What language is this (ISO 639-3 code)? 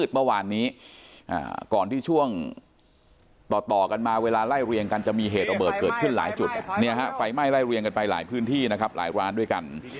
tha